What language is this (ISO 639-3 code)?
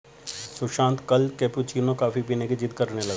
hin